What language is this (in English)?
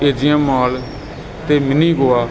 Punjabi